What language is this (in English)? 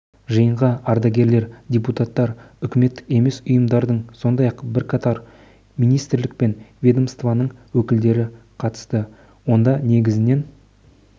Kazakh